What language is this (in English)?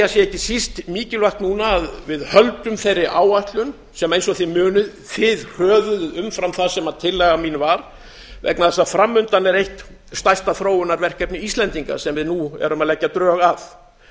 Icelandic